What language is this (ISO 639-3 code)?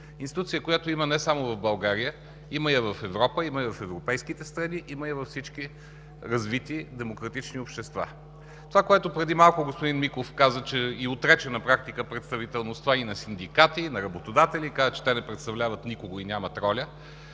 bul